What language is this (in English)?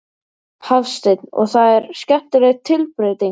Icelandic